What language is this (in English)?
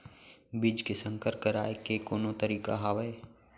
Chhattisgarhi